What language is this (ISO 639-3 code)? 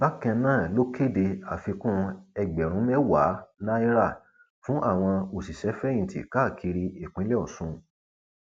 yor